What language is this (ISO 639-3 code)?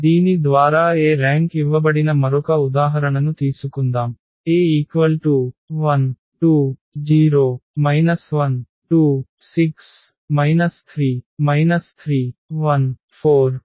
tel